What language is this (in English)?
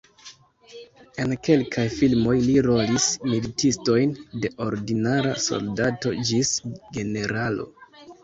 Esperanto